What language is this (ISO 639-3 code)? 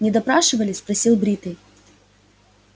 rus